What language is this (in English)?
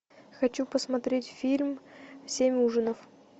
Russian